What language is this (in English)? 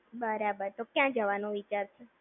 Gujarati